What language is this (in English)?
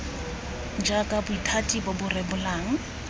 Tswana